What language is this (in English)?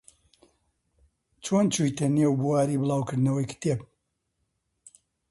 Central Kurdish